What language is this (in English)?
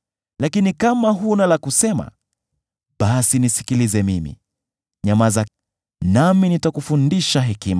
Swahili